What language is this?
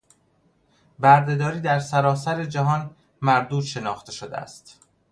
Persian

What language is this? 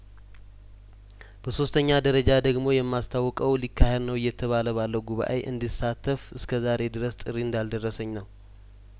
Amharic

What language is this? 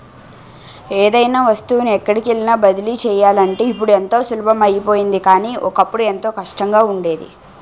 Telugu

